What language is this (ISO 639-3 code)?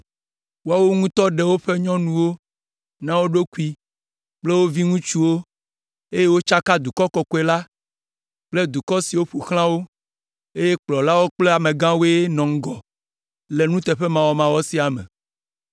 ewe